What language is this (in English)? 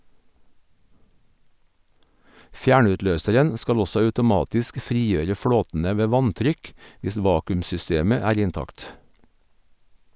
Norwegian